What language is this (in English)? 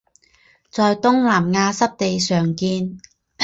Chinese